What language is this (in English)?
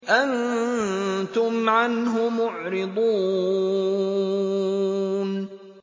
Arabic